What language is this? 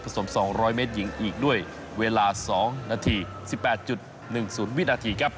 Thai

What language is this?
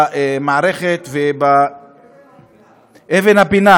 Hebrew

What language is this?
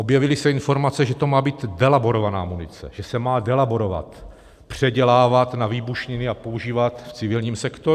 Czech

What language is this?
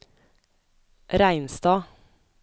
Norwegian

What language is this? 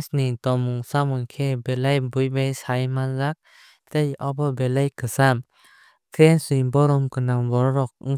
Kok Borok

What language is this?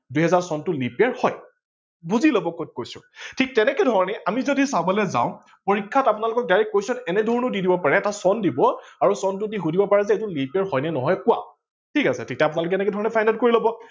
Assamese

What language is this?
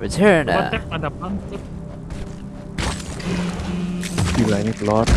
Indonesian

